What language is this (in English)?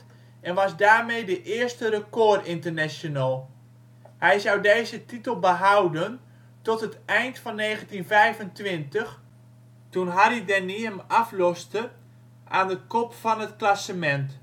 Dutch